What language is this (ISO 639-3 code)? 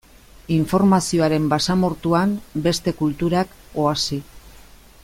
eus